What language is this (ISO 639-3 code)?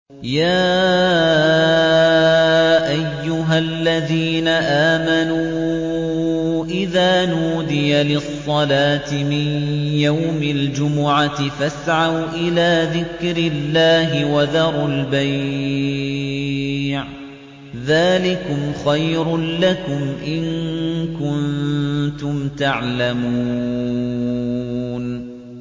ara